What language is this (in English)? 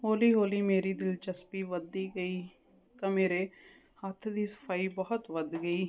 Punjabi